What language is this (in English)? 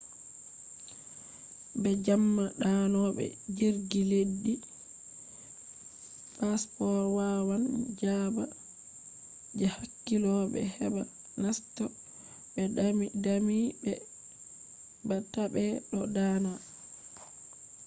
Fula